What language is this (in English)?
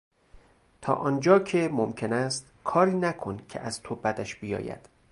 Persian